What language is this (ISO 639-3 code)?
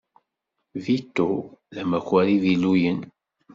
kab